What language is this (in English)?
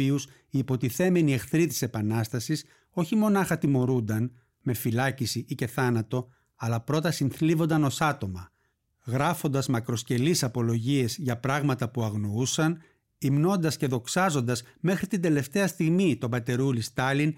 Greek